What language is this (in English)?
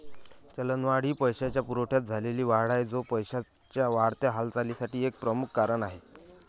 Marathi